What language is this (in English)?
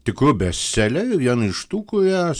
Lithuanian